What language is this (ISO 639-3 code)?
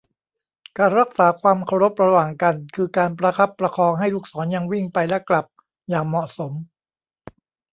tha